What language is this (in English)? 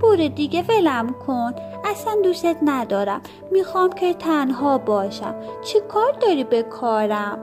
Persian